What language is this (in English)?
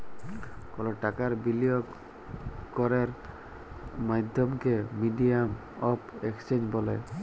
Bangla